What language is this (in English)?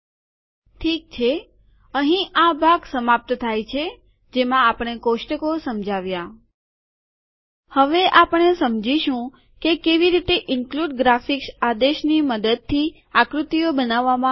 Gujarati